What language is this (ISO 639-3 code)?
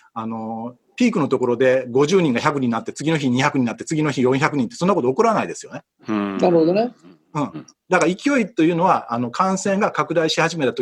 jpn